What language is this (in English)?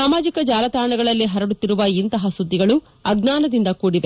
Kannada